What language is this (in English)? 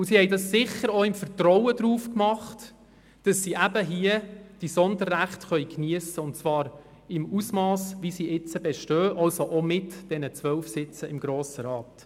Swiss German